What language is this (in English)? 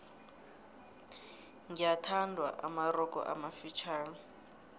South Ndebele